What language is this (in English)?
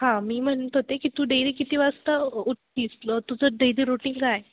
Marathi